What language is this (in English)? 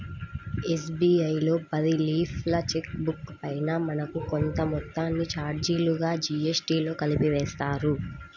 Telugu